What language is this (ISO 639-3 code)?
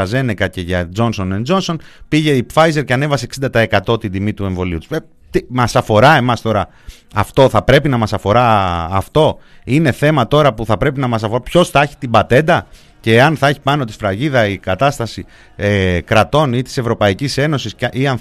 ell